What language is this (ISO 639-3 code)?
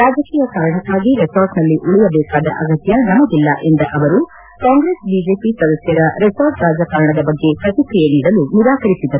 kan